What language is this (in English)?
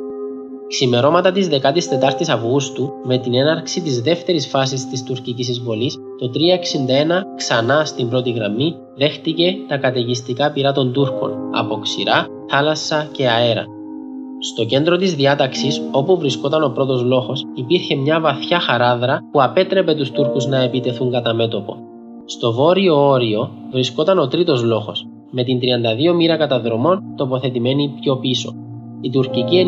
Greek